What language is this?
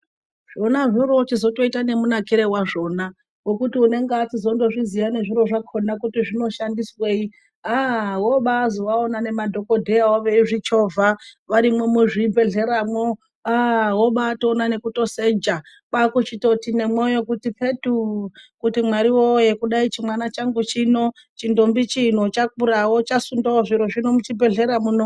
Ndau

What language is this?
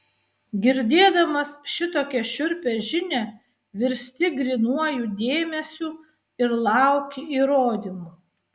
Lithuanian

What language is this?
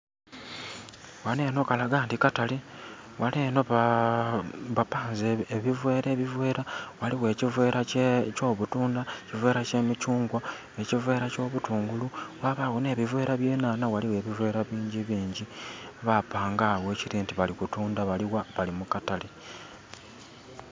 Soga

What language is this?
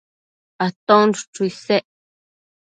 Matsés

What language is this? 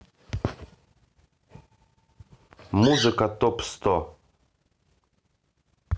Russian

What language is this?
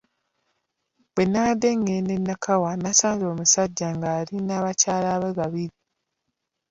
Ganda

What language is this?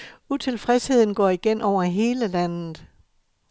Danish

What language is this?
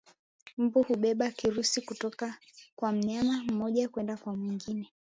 Swahili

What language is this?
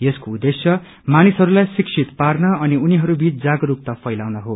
Nepali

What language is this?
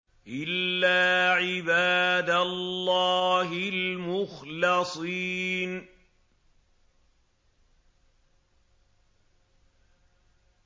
Arabic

